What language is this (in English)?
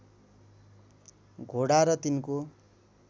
Nepali